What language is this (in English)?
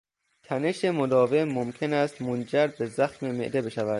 Persian